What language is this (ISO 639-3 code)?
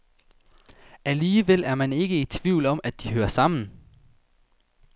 dan